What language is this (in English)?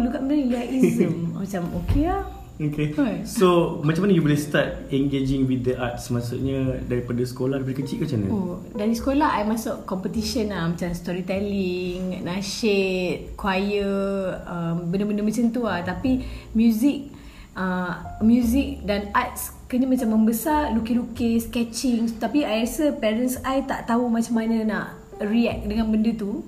Malay